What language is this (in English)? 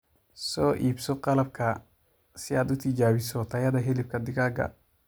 Somali